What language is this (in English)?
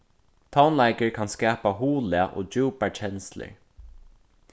Faroese